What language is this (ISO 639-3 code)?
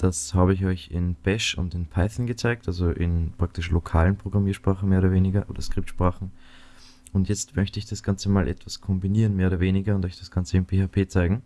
deu